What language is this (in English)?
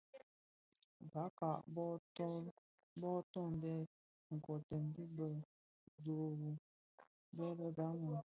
Bafia